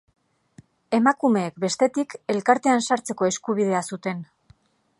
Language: Basque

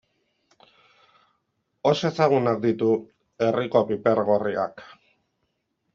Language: Basque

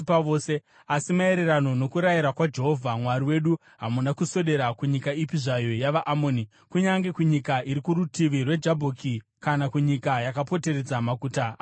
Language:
Shona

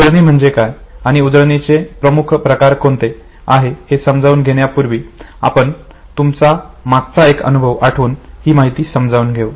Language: Marathi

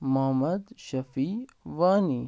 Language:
Kashmiri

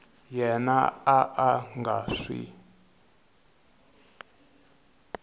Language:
Tsonga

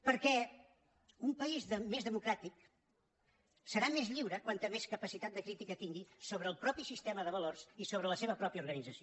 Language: Catalan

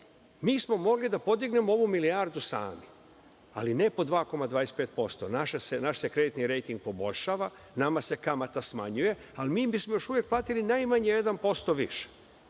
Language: Serbian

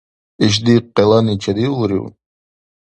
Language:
Dargwa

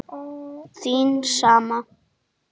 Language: Icelandic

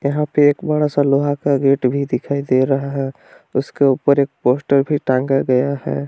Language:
Hindi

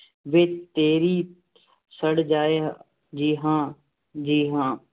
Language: Punjabi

